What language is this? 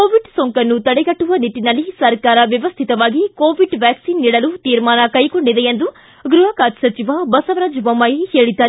Kannada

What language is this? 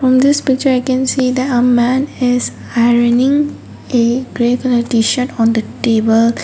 English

